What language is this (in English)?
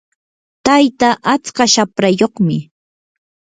Yanahuanca Pasco Quechua